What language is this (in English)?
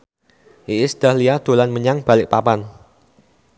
Javanese